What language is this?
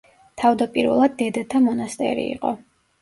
Georgian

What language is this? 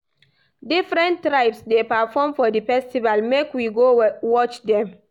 Nigerian Pidgin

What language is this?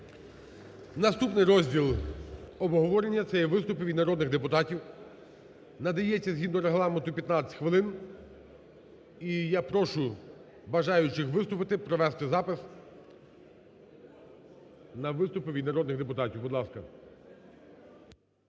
Ukrainian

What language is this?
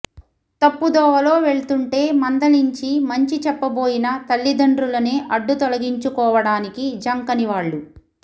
Telugu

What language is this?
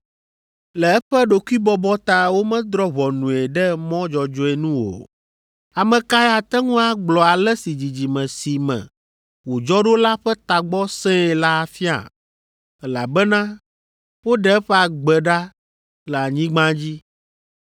Ewe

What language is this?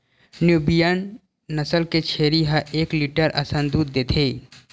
Chhattisgarhi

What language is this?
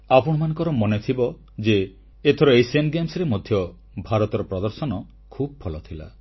Odia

